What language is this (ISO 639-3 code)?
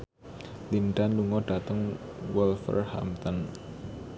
jav